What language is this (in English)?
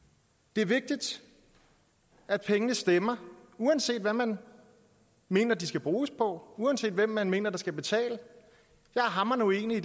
Danish